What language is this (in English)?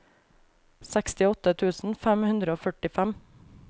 Norwegian